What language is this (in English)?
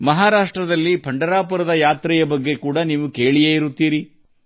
Kannada